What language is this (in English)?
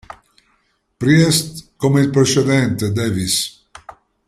Italian